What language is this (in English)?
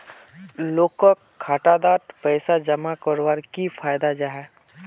Magahi